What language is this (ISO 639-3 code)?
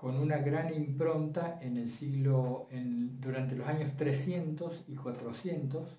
spa